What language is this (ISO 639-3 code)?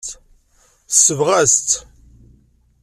kab